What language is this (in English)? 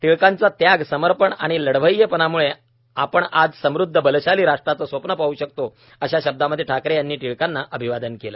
Marathi